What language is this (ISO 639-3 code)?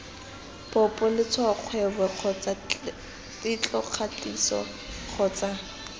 tsn